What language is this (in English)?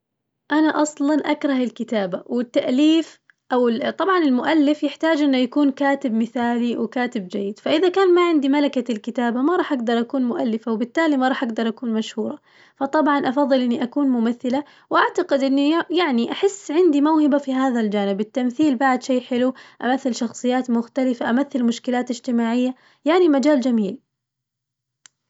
Najdi Arabic